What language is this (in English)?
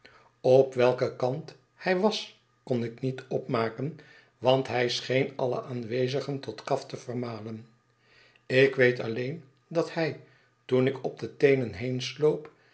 Dutch